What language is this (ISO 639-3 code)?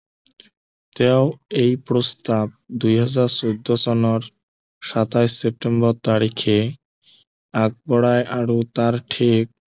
asm